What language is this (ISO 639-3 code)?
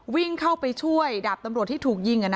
tha